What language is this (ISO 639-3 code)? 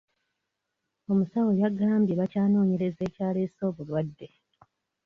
lug